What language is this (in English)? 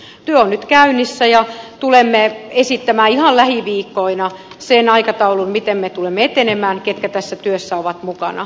Finnish